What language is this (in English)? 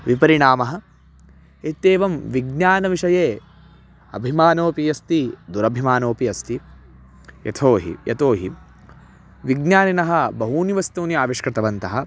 Sanskrit